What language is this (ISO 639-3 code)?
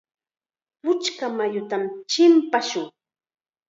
qxa